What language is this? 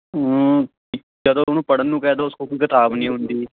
Punjabi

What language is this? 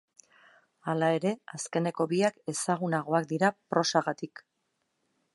Basque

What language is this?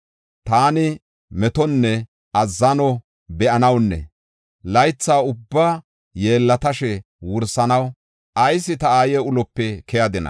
Gofa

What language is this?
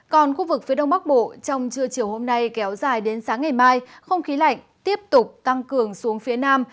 Vietnamese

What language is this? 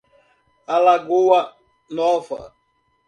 Portuguese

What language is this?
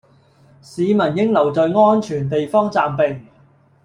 Cantonese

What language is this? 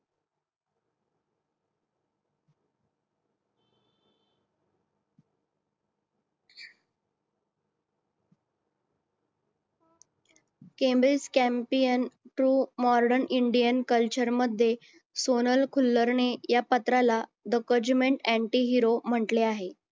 Marathi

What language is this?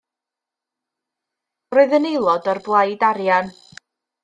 Welsh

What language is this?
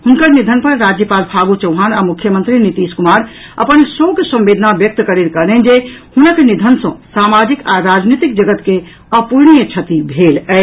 Maithili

